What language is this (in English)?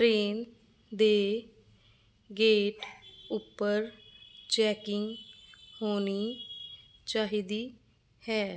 Punjabi